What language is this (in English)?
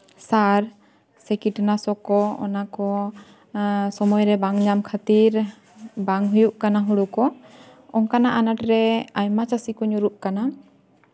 Santali